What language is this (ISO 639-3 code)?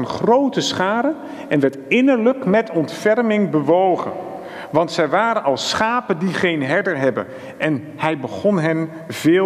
nld